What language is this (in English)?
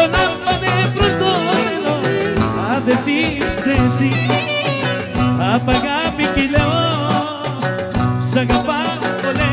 Greek